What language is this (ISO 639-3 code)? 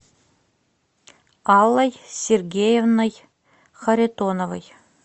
rus